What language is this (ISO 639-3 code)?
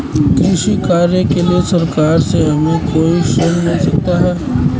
hin